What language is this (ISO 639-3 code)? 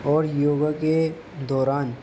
urd